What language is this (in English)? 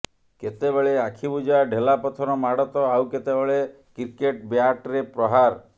Odia